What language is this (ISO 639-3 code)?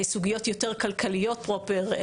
heb